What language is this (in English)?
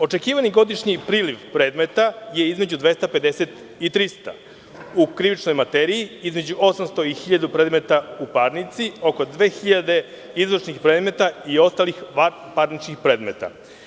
Serbian